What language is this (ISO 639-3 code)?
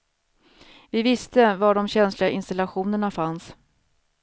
swe